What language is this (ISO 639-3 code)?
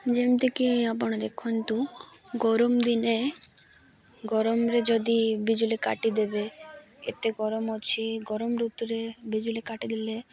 ori